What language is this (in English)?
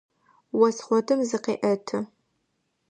Adyghe